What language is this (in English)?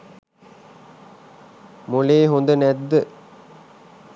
Sinhala